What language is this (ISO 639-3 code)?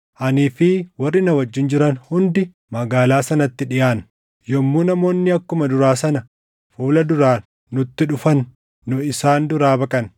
orm